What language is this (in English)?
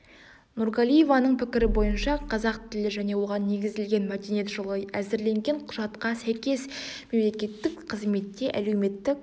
Kazakh